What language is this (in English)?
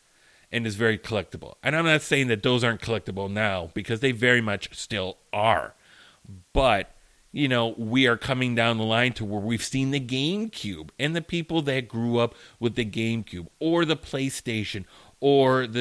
English